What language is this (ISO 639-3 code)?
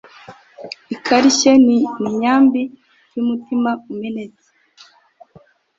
kin